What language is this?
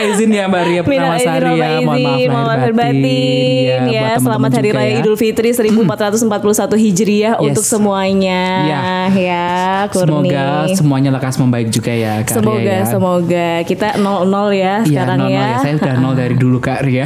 Indonesian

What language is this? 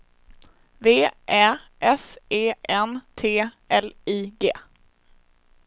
Swedish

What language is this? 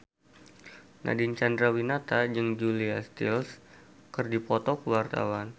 Sundanese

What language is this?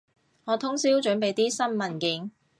Cantonese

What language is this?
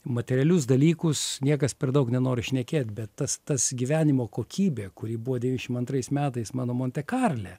Lithuanian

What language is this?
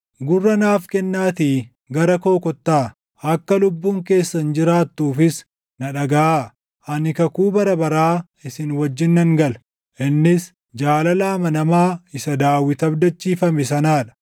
Oromo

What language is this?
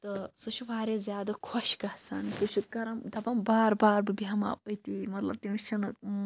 Kashmiri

